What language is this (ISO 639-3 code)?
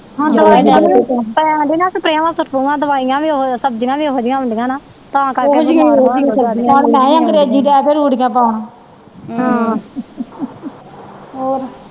pan